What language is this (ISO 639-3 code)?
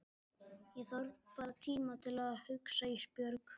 isl